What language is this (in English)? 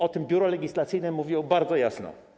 Polish